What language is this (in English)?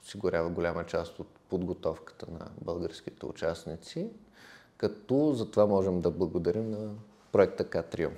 Bulgarian